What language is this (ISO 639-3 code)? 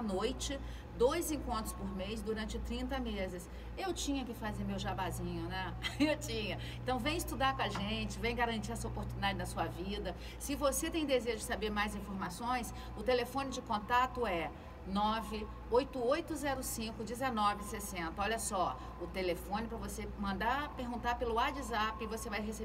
por